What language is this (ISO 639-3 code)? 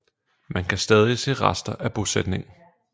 dan